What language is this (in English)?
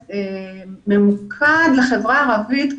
Hebrew